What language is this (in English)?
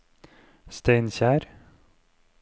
Norwegian